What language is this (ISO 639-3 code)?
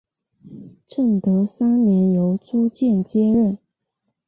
zho